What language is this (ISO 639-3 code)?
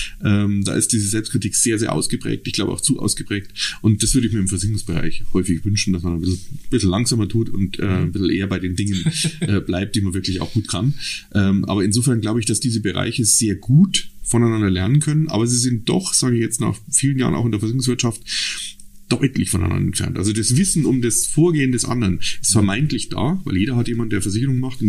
deu